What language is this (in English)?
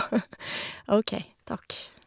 Norwegian